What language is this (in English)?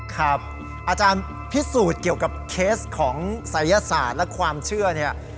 Thai